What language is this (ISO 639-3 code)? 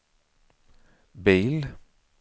swe